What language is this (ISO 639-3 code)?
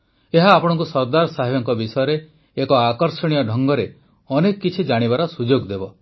ori